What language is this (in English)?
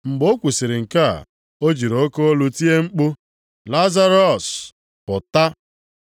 Igbo